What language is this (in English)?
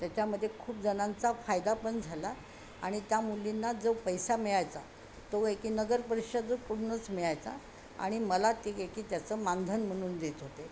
Marathi